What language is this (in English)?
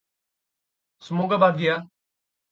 Indonesian